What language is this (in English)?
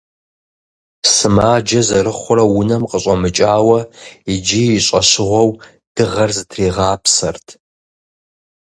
Kabardian